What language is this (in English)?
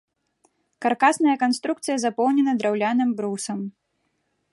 Belarusian